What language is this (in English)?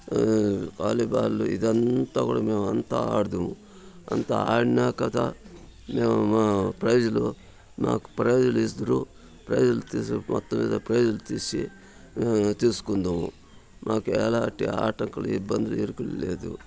Telugu